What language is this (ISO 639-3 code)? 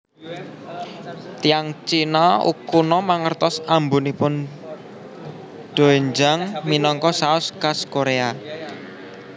jav